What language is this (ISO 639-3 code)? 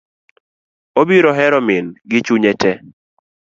luo